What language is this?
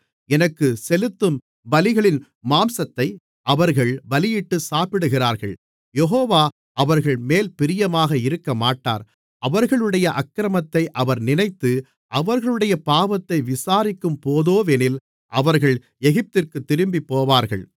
Tamil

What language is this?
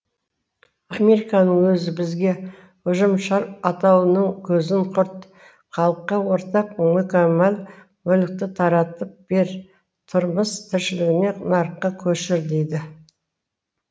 Kazakh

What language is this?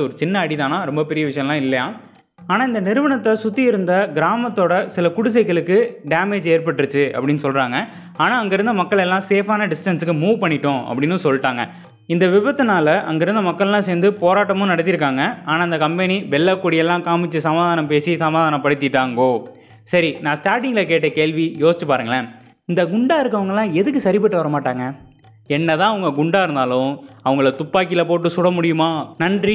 Tamil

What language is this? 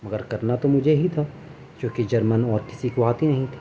Urdu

